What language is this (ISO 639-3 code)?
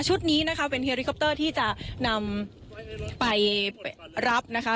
tha